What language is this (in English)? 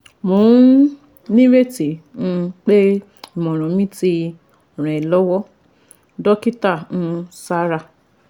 Yoruba